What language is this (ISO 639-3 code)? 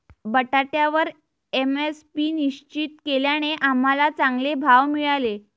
mar